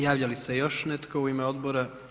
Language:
Croatian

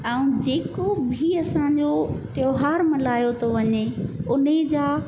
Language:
Sindhi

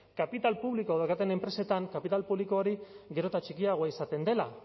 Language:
Basque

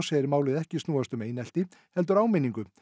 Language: Icelandic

